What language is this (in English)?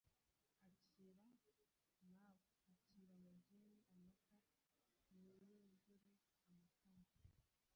Kinyarwanda